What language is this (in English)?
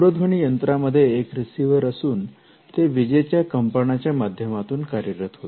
Marathi